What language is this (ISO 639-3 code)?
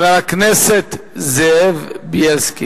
heb